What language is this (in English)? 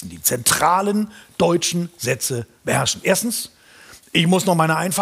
German